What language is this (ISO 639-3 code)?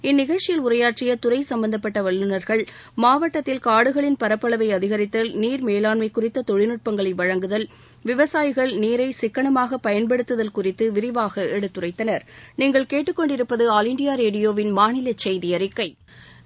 tam